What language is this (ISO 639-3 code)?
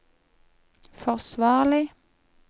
nor